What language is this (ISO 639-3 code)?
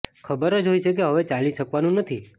guj